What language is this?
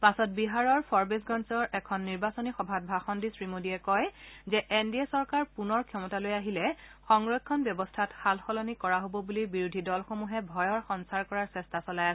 Assamese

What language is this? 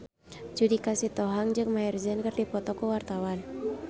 Sundanese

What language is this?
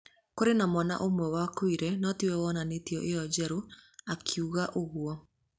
Kikuyu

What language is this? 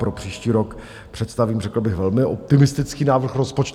Czech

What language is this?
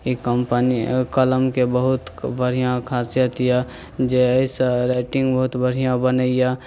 Maithili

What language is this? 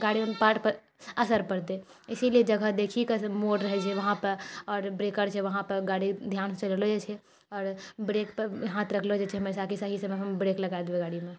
Maithili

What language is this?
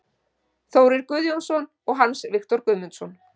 Icelandic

